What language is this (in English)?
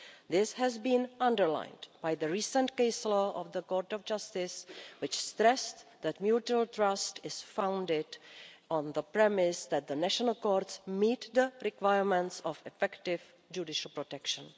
English